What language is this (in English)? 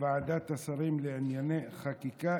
Hebrew